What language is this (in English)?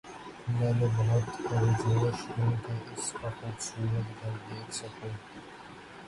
Urdu